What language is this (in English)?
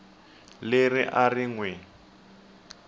Tsonga